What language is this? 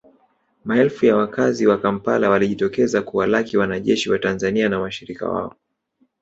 Swahili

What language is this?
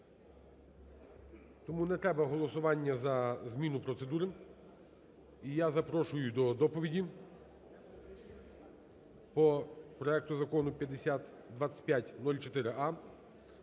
Ukrainian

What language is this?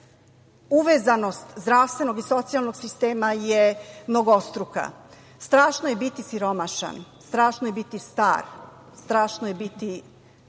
Serbian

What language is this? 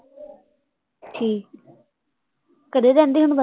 Punjabi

